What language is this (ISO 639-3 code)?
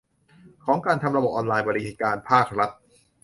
tha